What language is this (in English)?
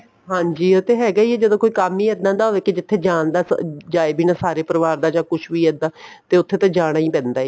Punjabi